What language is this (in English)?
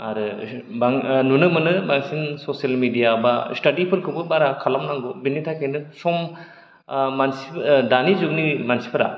Bodo